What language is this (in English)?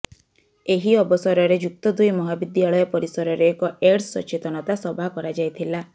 Odia